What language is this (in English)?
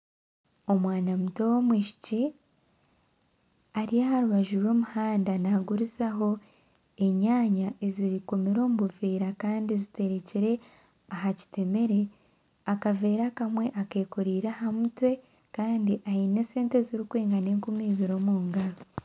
Nyankole